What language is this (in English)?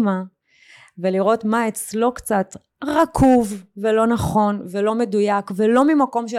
Hebrew